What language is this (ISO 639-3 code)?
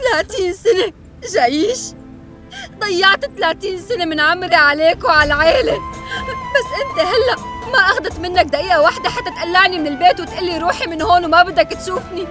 ara